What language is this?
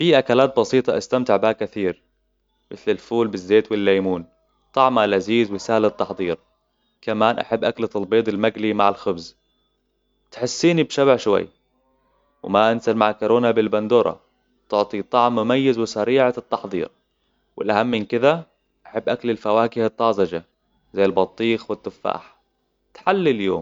Hijazi Arabic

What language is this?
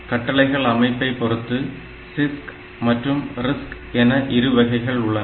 Tamil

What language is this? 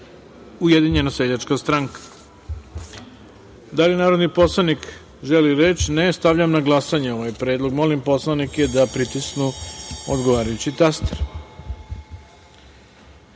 Serbian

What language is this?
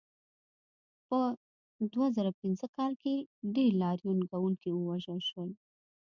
Pashto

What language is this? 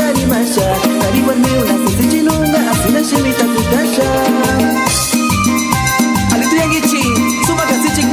Arabic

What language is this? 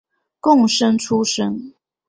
Chinese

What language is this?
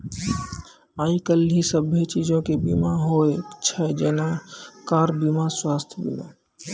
Maithili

